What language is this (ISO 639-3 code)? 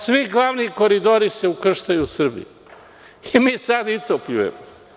srp